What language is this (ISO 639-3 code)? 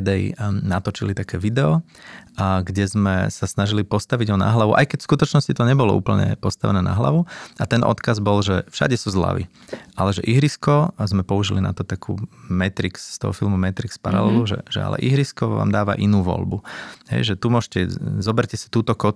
slk